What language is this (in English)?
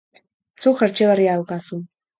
Basque